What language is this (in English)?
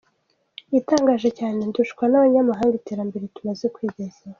Kinyarwanda